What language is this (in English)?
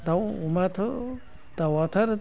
Bodo